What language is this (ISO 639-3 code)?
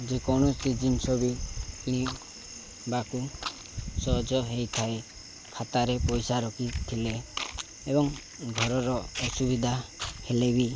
ori